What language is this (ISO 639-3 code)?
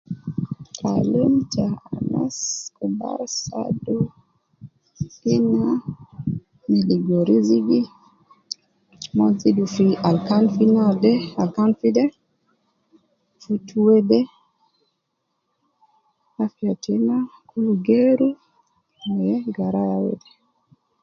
kcn